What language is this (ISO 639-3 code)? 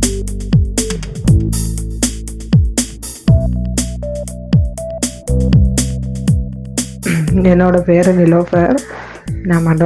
tam